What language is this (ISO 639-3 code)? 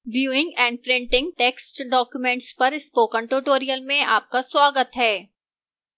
hin